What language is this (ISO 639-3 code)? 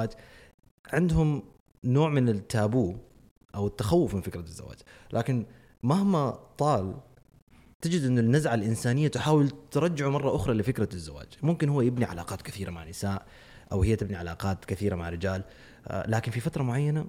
ara